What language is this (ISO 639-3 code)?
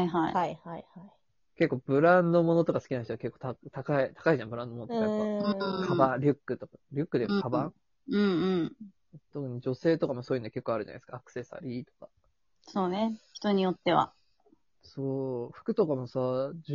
jpn